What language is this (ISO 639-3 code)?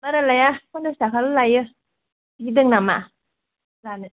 brx